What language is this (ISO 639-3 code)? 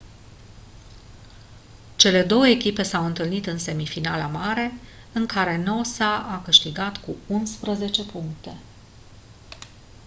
ron